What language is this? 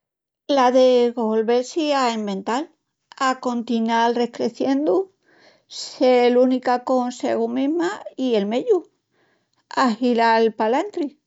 Extremaduran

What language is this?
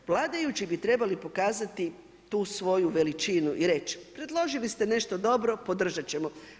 Croatian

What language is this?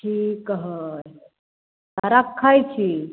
Maithili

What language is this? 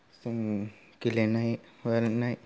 Bodo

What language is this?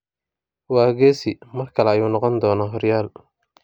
Somali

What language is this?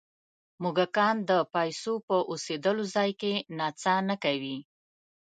Pashto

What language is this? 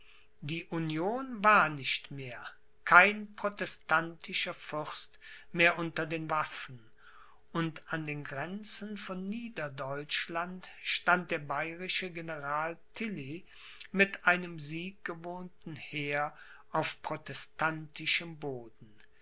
German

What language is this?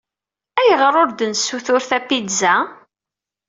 Kabyle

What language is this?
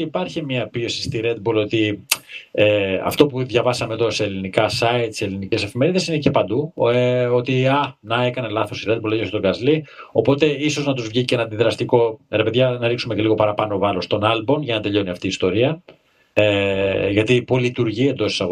Greek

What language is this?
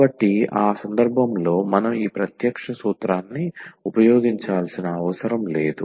Telugu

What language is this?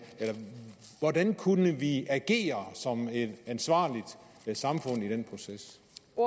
Danish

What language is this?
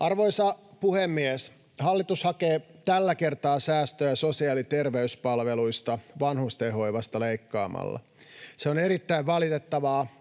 Finnish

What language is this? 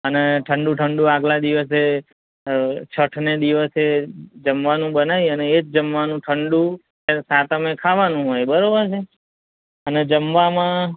Gujarati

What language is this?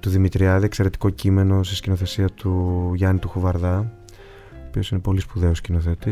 Greek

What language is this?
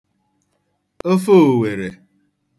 Igbo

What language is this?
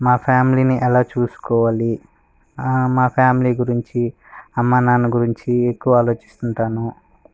Telugu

